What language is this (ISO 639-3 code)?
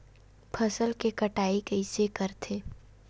hne